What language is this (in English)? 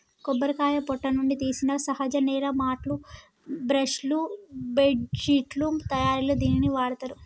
Telugu